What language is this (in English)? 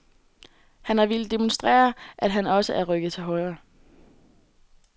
Danish